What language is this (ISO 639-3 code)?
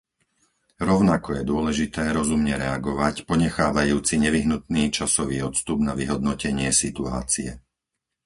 slk